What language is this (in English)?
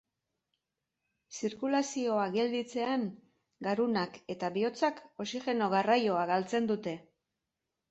Basque